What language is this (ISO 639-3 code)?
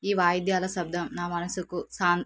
tel